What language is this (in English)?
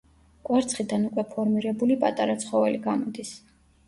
Georgian